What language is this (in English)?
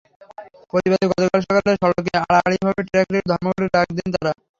Bangla